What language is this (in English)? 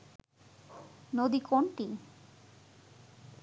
Bangla